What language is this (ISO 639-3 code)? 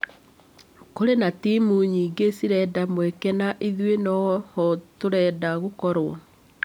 kik